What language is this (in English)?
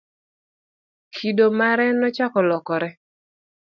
Luo (Kenya and Tanzania)